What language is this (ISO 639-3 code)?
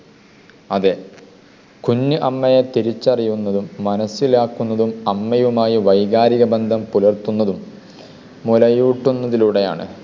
mal